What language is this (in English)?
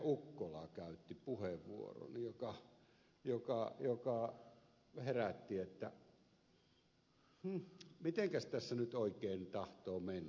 Finnish